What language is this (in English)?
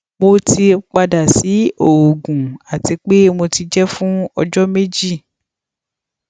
Yoruba